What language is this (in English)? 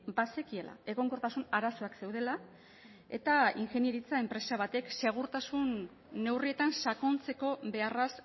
Basque